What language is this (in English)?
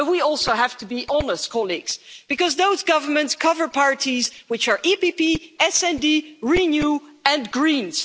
English